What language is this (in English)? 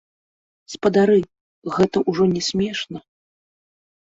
Belarusian